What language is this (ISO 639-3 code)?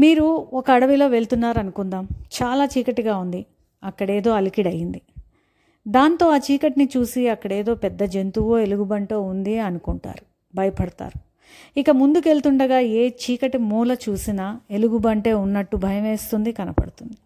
tel